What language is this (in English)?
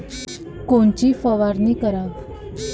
Marathi